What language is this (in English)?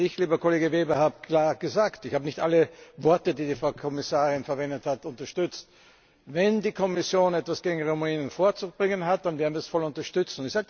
German